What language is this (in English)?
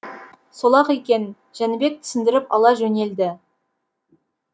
Kazakh